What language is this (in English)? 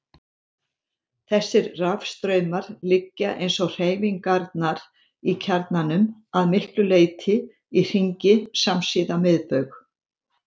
Icelandic